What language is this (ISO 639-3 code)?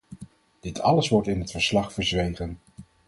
nld